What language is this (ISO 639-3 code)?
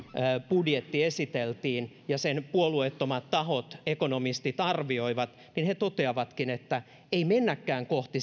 fin